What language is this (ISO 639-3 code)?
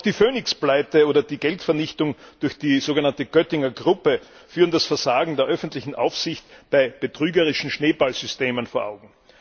deu